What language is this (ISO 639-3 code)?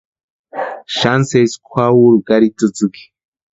pua